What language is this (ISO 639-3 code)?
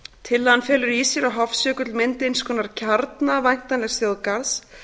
isl